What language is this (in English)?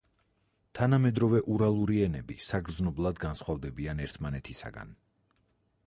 Georgian